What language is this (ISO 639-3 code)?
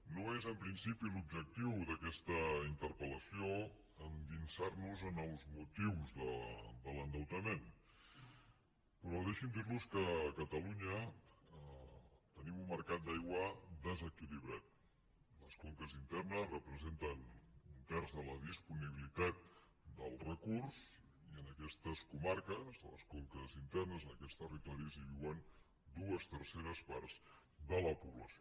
cat